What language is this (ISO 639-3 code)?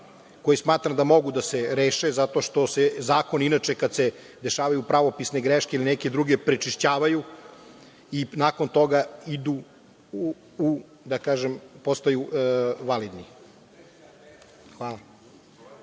srp